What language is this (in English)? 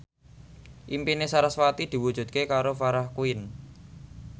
Javanese